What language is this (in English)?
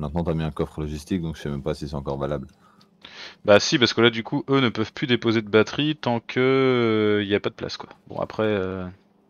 French